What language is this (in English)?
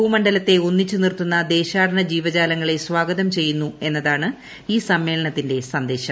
Malayalam